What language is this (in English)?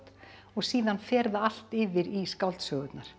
Icelandic